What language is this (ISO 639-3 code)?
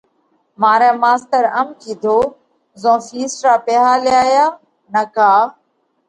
kvx